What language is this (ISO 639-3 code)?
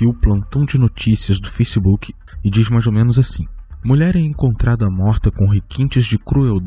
por